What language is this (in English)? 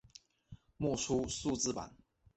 Chinese